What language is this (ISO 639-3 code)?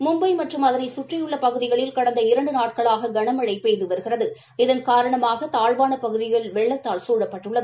tam